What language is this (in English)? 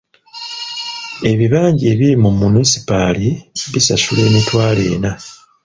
Ganda